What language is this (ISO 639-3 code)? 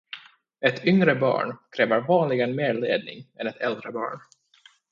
swe